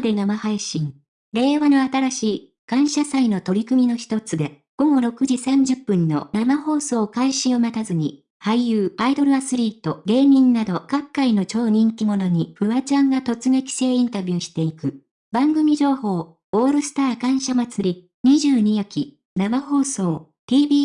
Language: Japanese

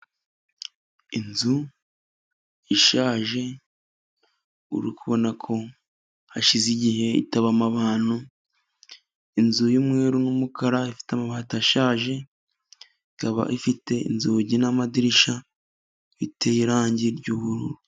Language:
Kinyarwanda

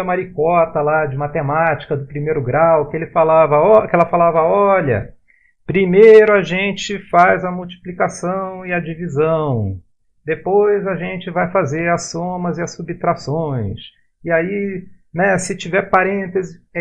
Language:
Portuguese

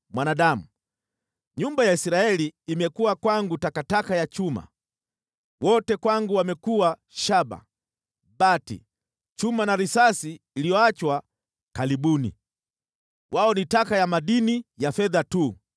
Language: Swahili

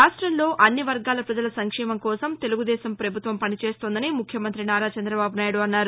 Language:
Telugu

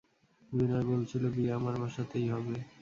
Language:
Bangla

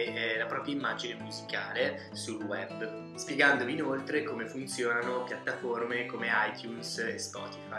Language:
Italian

